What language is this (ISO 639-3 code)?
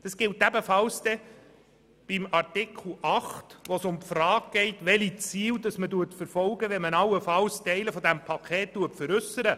gsw